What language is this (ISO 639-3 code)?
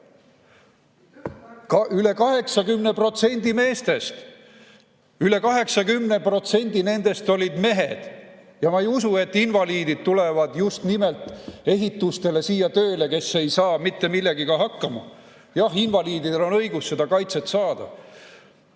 est